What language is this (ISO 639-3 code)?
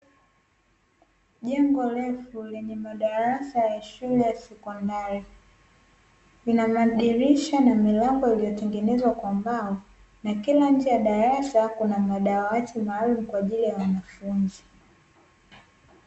swa